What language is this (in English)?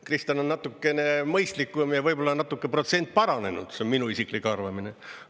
Estonian